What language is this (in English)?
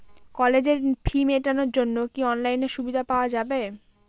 Bangla